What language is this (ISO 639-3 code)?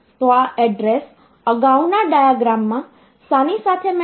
guj